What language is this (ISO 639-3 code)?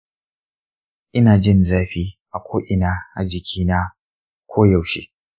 hau